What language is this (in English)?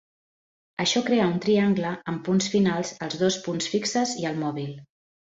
Catalan